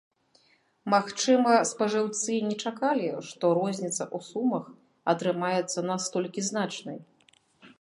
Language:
Belarusian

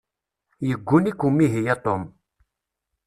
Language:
Kabyle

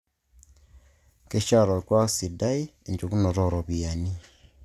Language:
Masai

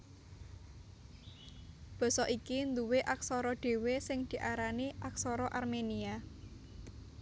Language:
Javanese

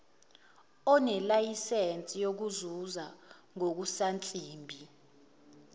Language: Zulu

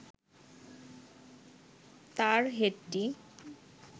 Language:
Bangla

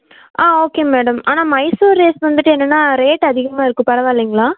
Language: Tamil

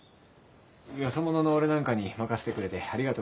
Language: Japanese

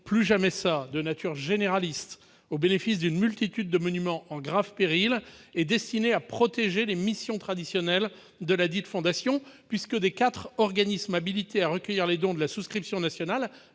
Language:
French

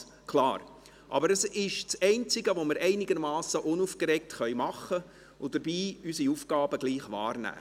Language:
Swiss German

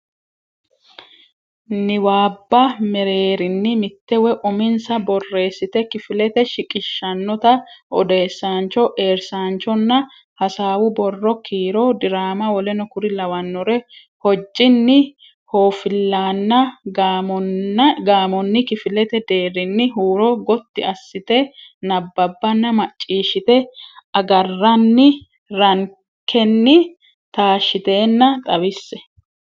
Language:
Sidamo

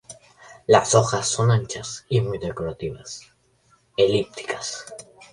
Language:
Spanish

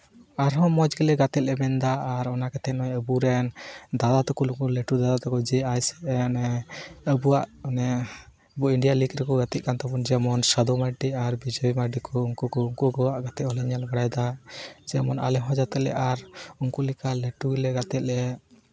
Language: Santali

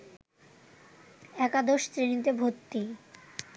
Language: Bangla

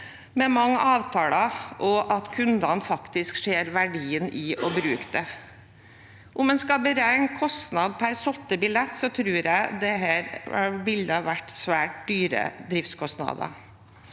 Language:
Norwegian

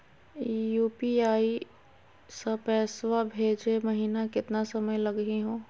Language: Magahi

